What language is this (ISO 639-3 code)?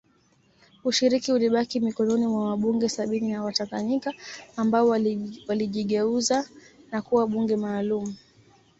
swa